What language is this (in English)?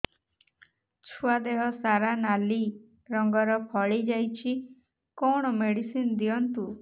Odia